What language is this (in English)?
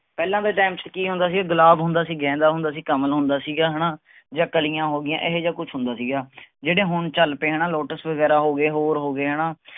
Punjabi